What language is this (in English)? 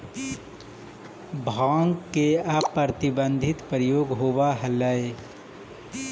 Magahi